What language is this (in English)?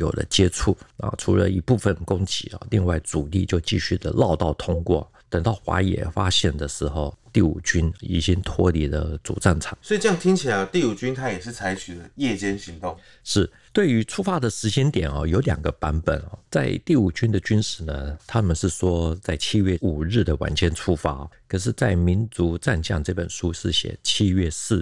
Chinese